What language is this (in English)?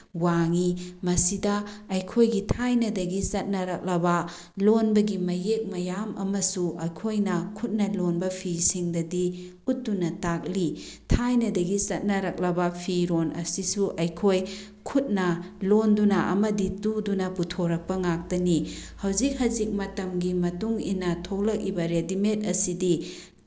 Manipuri